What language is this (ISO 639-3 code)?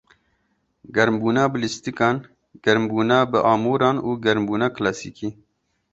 kur